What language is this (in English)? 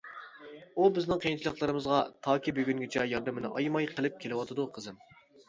Uyghur